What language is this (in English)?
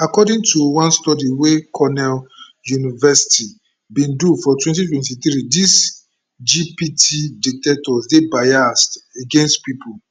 Nigerian Pidgin